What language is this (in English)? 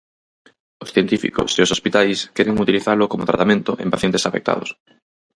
Galician